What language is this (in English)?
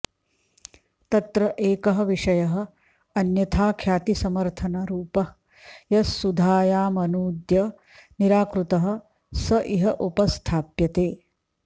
Sanskrit